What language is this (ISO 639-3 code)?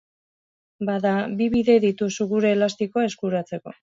eus